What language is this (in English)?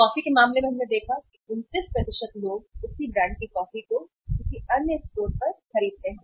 Hindi